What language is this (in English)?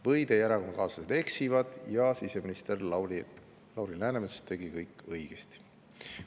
Estonian